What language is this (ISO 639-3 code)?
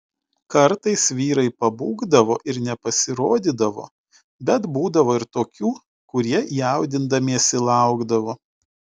lit